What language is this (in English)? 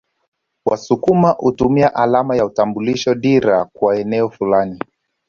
Swahili